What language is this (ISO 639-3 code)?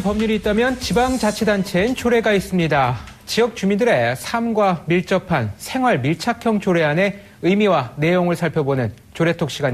kor